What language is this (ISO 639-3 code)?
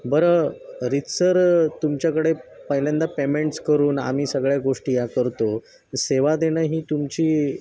mar